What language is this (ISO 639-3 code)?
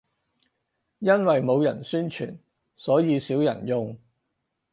yue